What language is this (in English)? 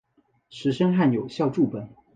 Chinese